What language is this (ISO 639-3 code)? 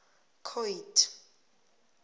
nbl